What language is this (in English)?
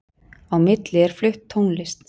Icelandic